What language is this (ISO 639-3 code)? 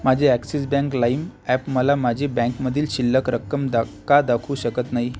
mar